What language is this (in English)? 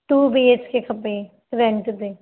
Sindhi